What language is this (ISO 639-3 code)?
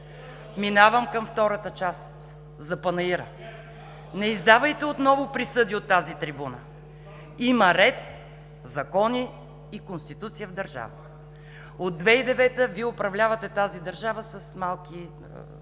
bul